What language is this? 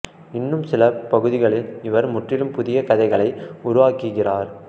Tamil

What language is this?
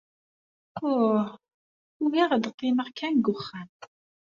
Kabyle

